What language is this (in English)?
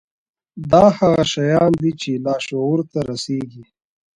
Pashto